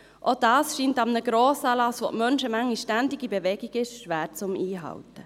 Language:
Swiss German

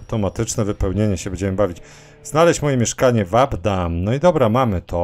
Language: Polish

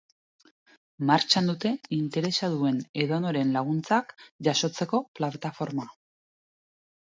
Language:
Basque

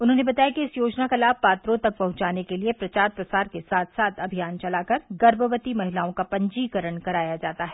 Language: Hindi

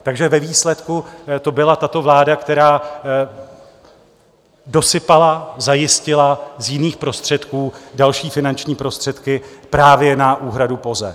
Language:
Czech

